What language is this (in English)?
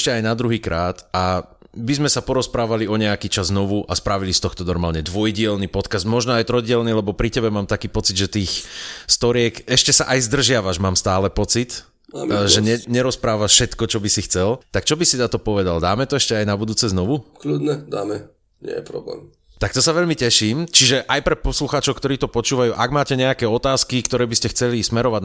Slovak